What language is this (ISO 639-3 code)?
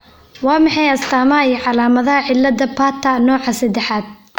som